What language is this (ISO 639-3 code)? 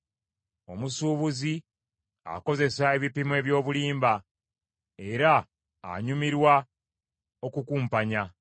lug